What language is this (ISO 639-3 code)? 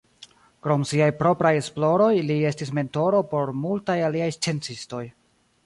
epo